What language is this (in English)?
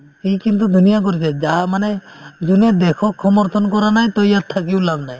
Assamese